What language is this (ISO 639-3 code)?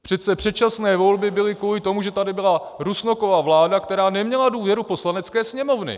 ces